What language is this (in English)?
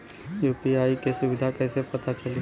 Bhojpuri